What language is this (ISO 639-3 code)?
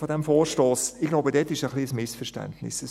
gsw